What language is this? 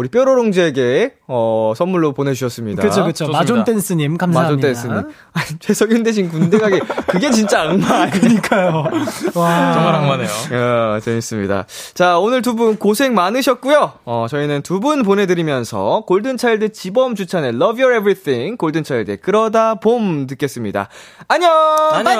Korean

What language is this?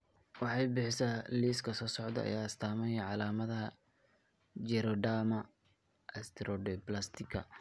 Somali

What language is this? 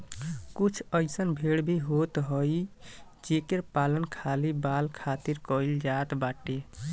Bhojpuri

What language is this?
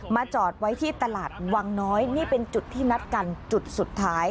Thai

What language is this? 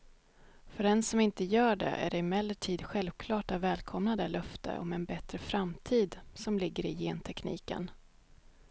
Swedish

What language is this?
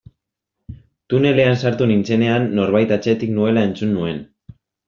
Basque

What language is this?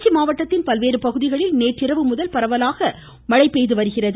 Tamil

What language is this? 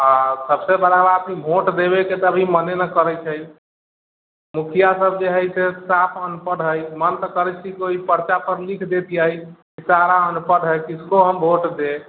Maithili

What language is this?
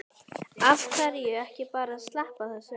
Icelandic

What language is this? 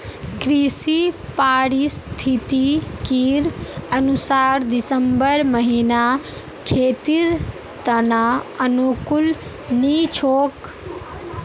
Magahi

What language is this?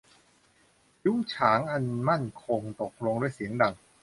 Thai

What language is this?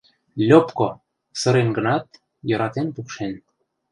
Mari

